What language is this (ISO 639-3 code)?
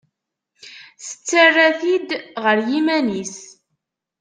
kab